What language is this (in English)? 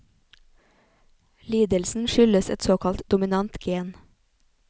Norwegian